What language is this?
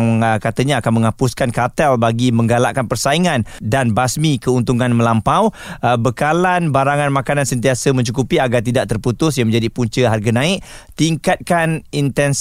Malay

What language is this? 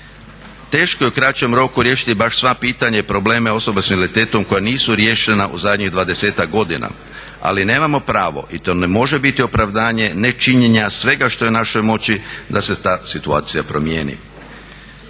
Croatian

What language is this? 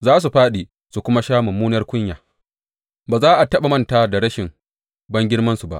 Hausa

